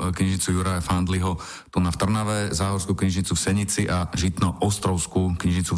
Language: Slovak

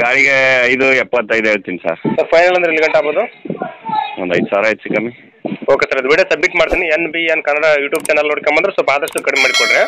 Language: Kannada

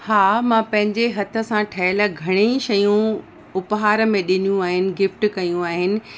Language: Sindhi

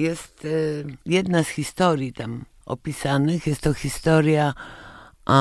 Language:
Polish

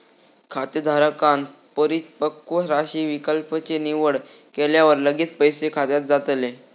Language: Marathi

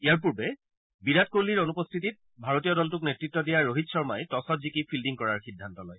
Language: Assamese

